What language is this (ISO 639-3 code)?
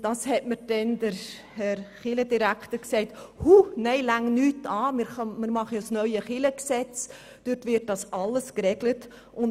gsw